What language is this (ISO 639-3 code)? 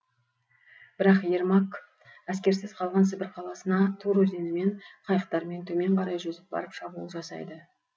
kaz